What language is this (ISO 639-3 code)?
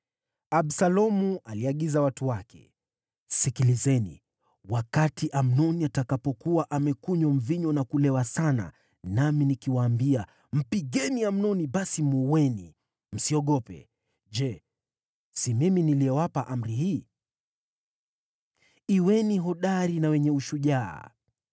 swa